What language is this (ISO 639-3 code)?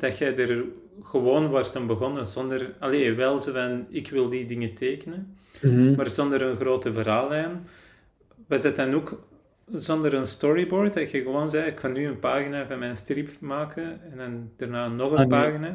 nld